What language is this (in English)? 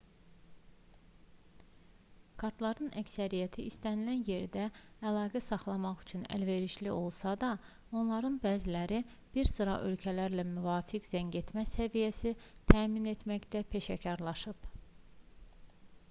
Azerbaijani